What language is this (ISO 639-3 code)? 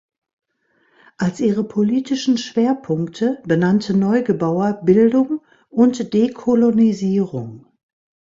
deu